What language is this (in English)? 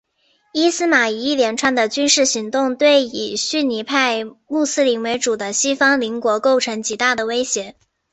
Chinese